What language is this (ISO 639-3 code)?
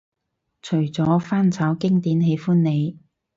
yue